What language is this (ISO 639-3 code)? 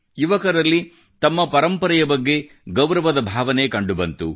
kan